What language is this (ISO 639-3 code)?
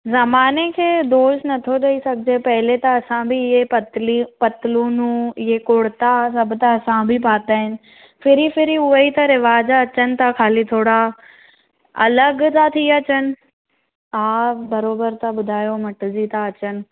snd